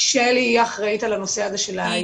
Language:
Hebrew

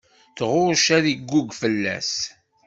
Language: Kabyle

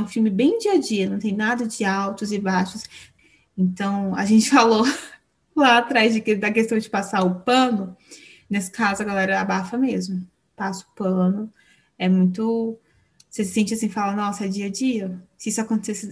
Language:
Portuguese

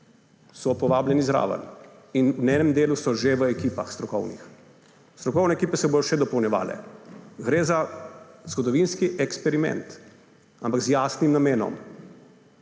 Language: Slovenian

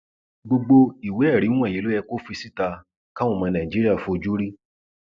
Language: Yoruba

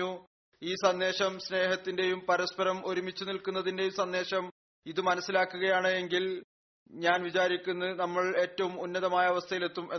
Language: Malayalam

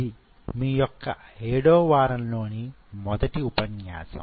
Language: Telugu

